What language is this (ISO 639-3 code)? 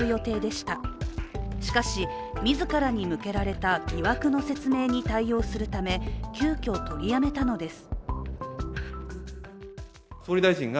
jpn